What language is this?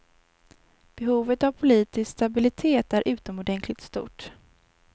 Swedish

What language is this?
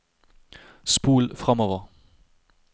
Norwegian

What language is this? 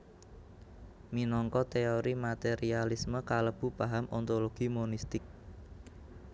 Javanese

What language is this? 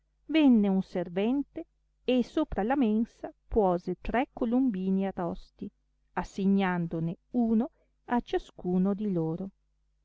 Italian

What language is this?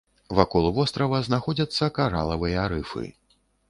Belarusian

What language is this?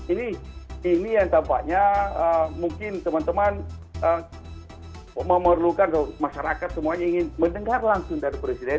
Indonesian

